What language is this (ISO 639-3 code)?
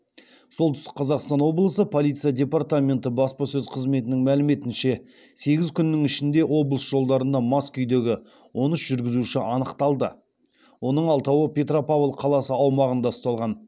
kaz